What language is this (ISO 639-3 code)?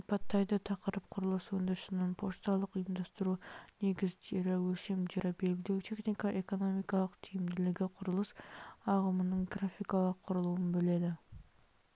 kaz